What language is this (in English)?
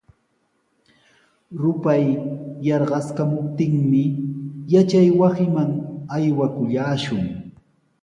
Sihuas Ancash Quechua